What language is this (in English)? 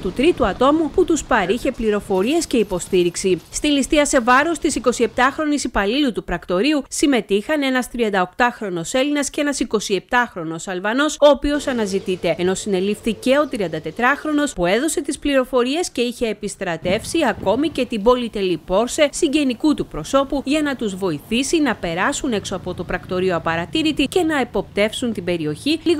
Greek